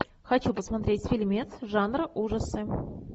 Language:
Russian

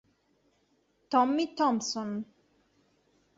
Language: Italian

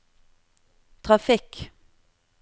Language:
Norwegian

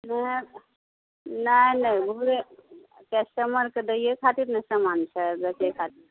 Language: Maithili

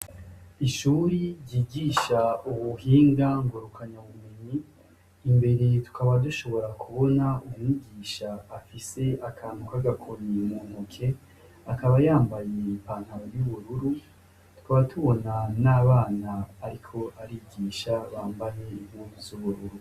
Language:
Rundi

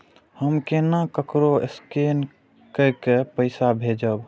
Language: Maithili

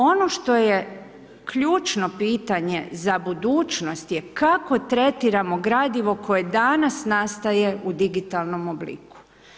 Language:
Croatian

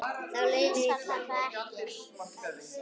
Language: Icelandic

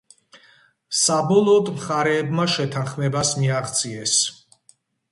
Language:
Georgian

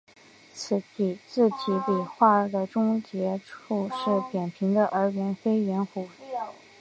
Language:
Chinese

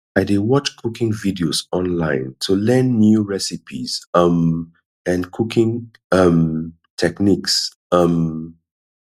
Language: Nigerian Pidgin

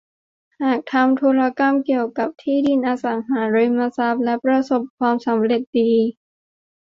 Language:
Thai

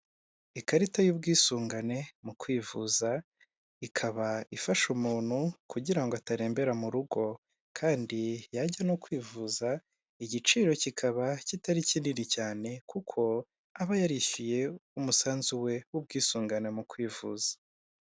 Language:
Kinyarwanda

